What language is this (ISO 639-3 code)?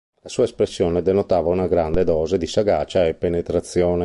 ita